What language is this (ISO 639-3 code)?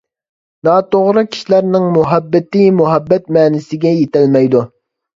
uig